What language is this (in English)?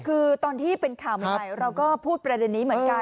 Thai